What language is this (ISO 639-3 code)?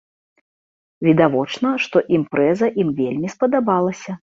bel